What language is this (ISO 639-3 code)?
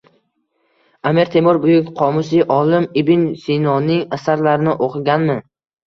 uzb